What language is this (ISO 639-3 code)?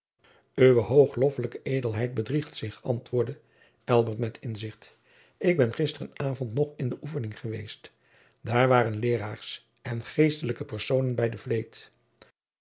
nld